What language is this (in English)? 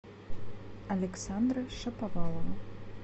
Russian